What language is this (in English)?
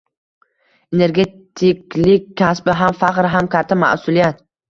Uzbek